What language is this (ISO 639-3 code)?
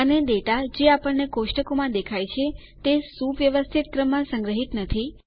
guj